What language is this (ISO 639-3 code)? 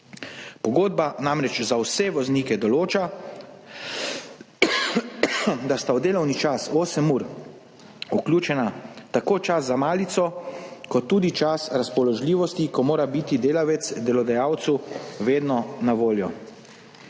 slv